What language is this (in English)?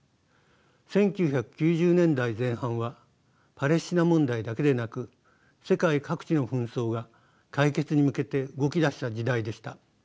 Japanese